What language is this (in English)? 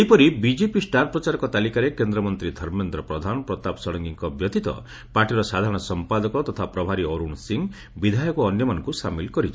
Odia